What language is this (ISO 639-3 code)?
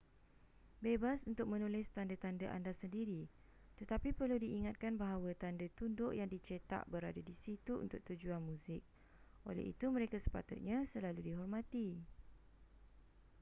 msa